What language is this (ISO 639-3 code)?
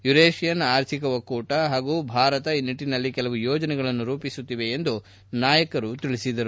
kan